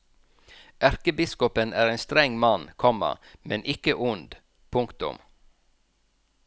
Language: Norwegian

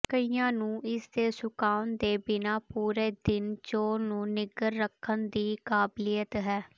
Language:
Punjabi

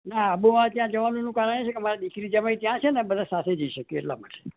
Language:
Gujarati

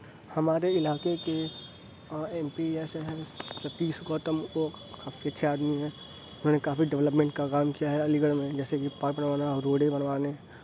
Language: Urdu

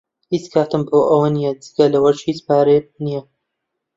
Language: Central Kurdish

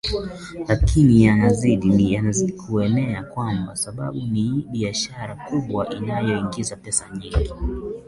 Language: Swahili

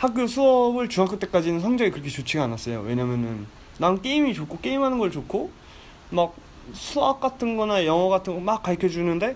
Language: Korean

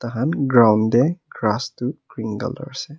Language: Naga Pidgin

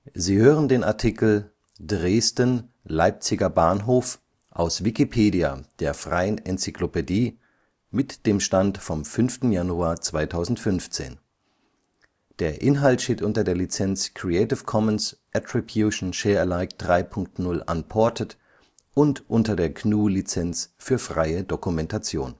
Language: German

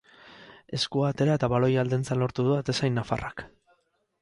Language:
Basque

